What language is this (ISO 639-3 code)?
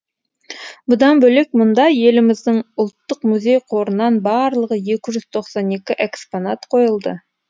kaz